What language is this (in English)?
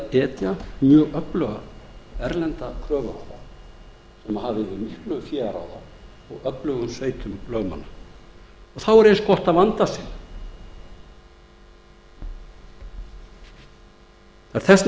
Icelandic